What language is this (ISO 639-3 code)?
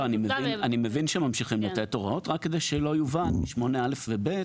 heb